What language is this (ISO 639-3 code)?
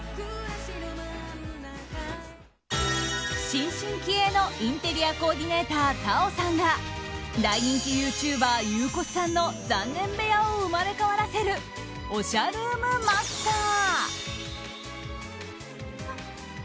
jpn